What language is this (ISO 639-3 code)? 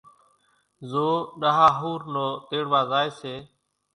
gjk